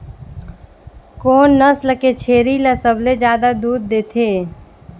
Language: Chhattisgarhi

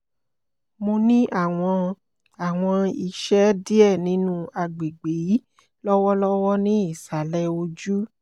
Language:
Yoruba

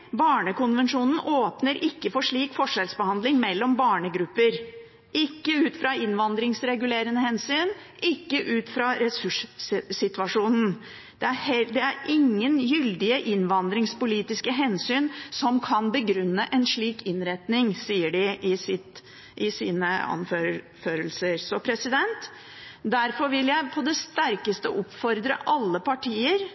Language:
Norwegian Bokmål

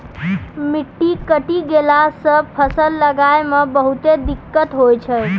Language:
Maithili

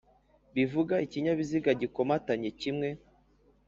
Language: Kinyarwanda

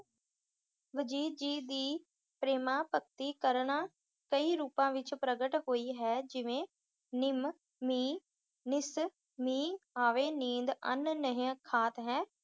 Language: Punjabi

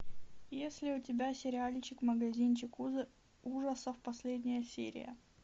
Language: Russian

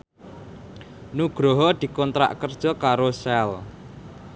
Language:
Javanese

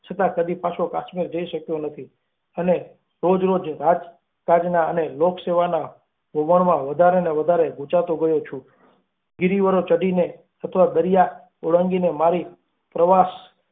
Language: Gujarati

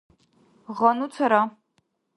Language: Dargwa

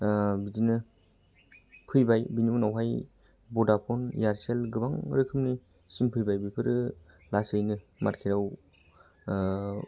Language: Bodo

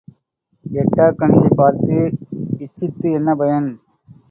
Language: Tamil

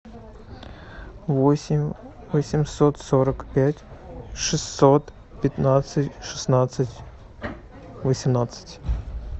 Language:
Russian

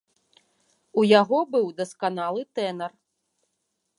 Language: Belarusian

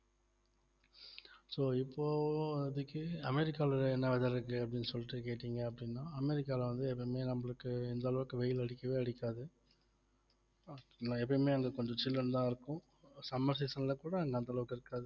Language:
Tamil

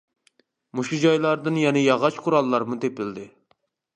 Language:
Uyghur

